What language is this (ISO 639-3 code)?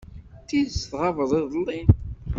kab